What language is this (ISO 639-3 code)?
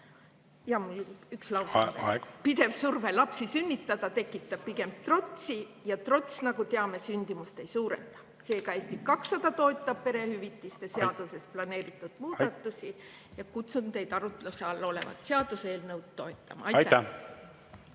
est